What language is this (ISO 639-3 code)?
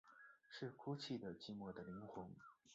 zho